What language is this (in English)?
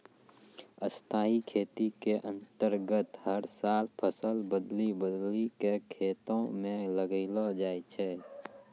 Maithili